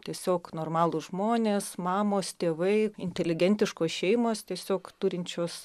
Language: Lithuanian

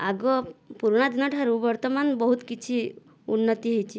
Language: Odia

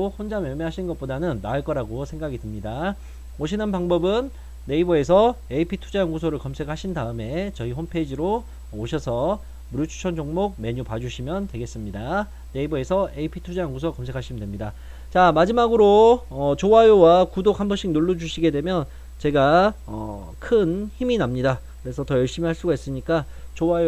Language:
Korean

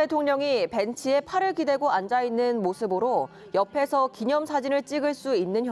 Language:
Korean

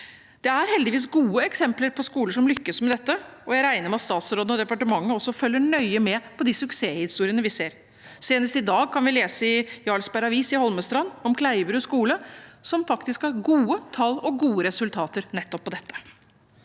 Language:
Norwegian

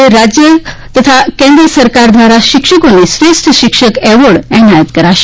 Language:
Gujarati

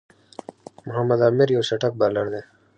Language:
Pashto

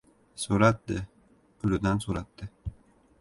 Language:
Uzbek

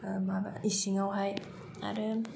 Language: Bodo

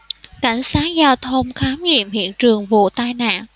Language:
Vietnamese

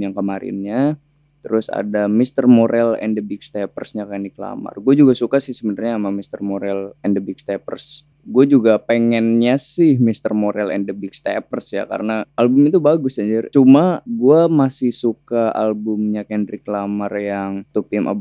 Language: Indonesian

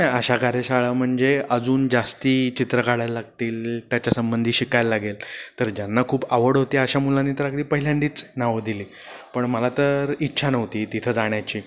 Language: Marathi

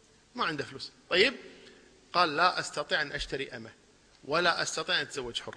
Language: Arabic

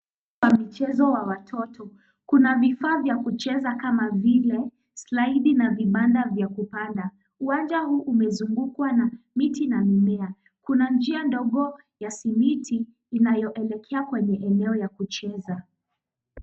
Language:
Swahili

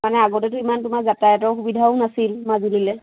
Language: Assamese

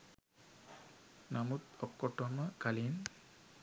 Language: Sinhala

